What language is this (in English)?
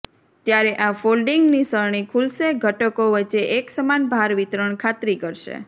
Gujarati